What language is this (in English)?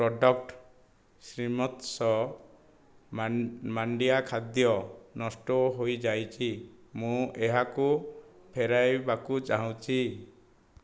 Odia